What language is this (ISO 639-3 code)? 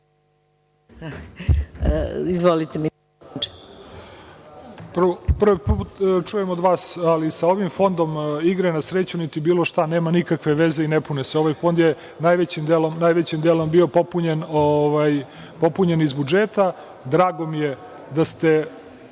srp